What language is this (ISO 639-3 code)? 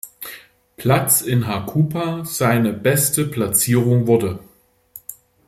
deu